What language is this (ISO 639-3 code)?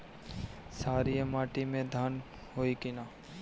bho